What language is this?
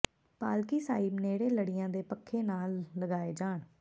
Punjabi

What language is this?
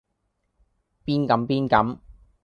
Cantonese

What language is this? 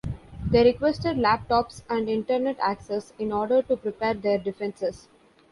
English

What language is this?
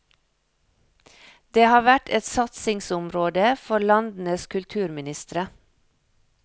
Norwegian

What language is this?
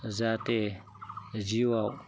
Bodo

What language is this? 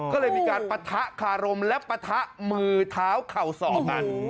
Thai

